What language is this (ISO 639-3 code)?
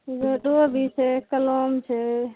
mai